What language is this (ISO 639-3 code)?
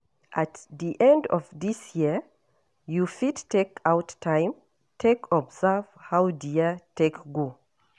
pcm